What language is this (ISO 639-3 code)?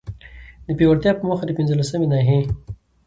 pus